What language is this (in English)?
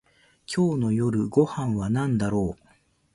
Japanese